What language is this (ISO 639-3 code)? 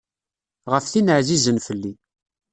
kab